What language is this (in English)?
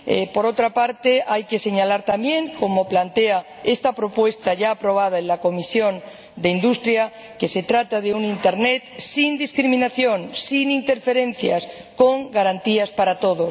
Spanish